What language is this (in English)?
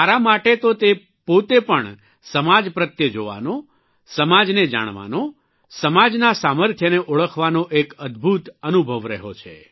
Gujarati